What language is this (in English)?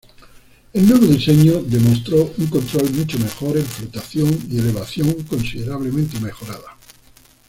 Spanish